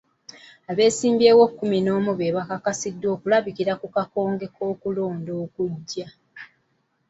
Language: Ganda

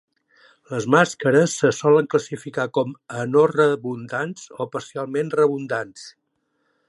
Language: Catalan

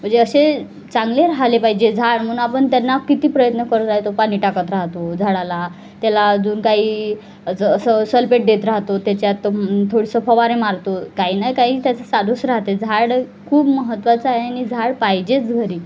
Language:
Marathi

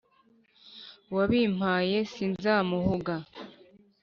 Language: Kinyarwanda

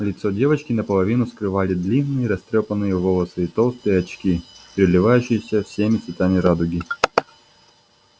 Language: Russian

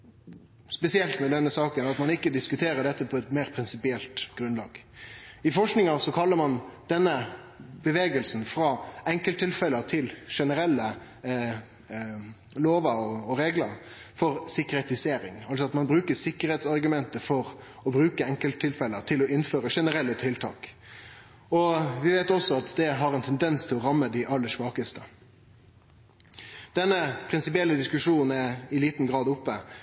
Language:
Norwegian Nynorsk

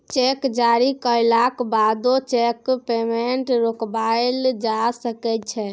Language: Maithili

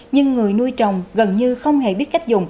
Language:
Vietnamese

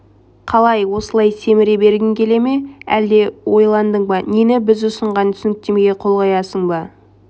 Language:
Kazakh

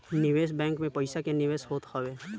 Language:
Bhojpuri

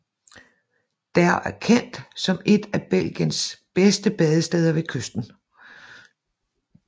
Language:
Danish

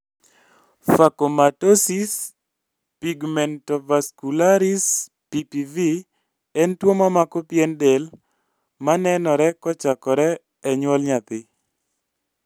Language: Luo (Kenya and Tanzania)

